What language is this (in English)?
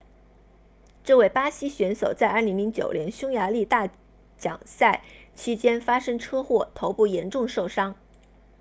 Chinese